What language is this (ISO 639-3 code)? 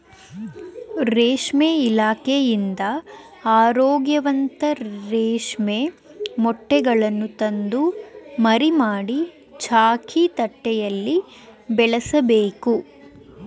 kan